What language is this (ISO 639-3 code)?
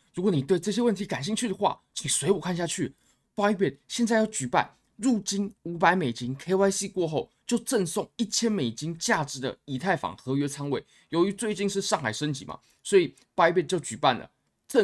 zho